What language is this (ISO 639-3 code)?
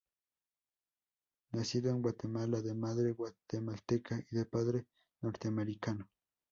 spa